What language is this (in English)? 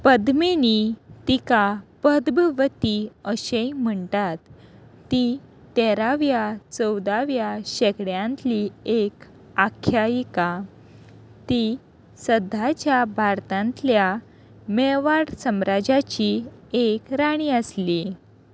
Konkani